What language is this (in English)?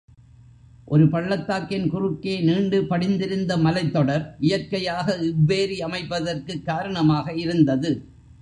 Tamil